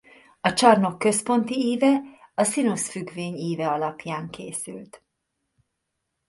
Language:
Hungarian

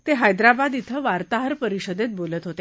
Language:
Marathi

